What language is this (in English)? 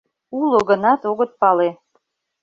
Mari